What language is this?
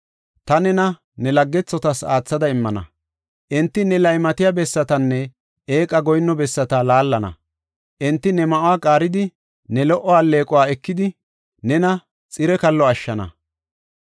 Gofa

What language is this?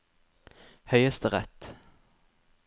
Norwegian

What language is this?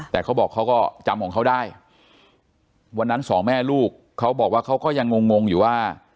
Thai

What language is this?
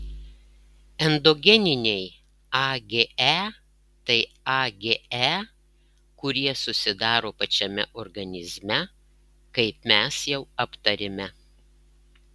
Lithuanian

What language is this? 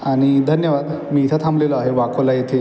Marathi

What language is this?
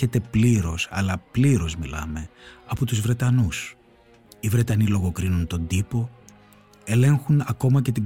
Greek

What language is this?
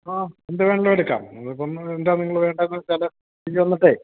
Malayalam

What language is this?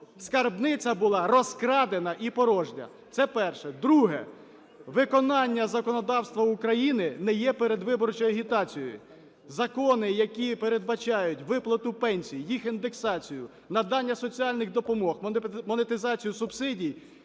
Ukrainian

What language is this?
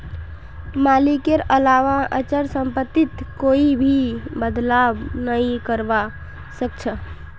Magahi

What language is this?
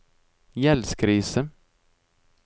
Norwegian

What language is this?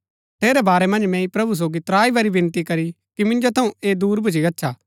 Gaddi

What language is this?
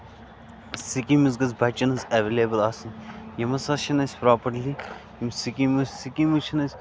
Kashmiri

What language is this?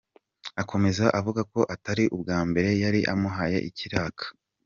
Kinyarwanda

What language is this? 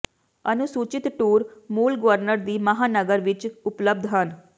Punjabi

